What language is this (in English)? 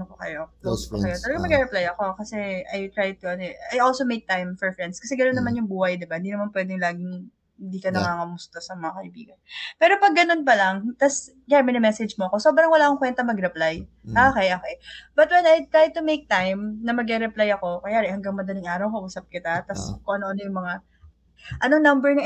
Filipino